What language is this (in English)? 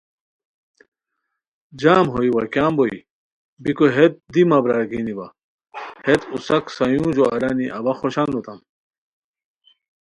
Khowar